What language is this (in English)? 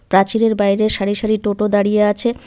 Bangla